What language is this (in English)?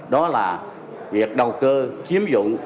Vietnamese